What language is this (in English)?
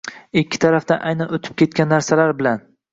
Uzbek